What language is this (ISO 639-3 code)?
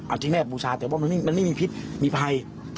tha